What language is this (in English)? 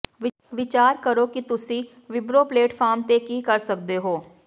Punjabi